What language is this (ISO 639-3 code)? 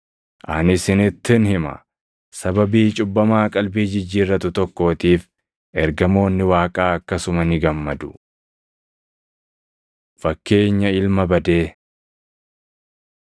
orm